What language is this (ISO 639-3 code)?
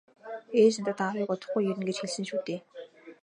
mon